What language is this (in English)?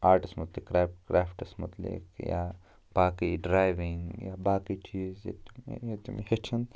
Kashmiri